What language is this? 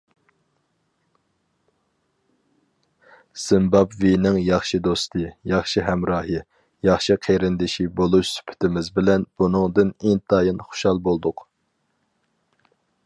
Uyghur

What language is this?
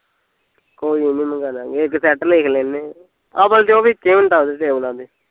Punjabi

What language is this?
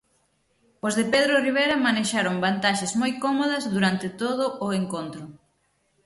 Galician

